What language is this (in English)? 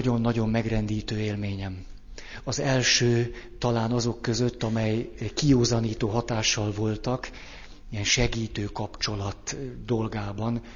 Hungarian